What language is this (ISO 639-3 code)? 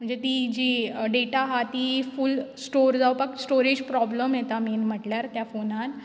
kok